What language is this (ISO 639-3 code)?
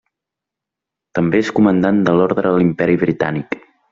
cat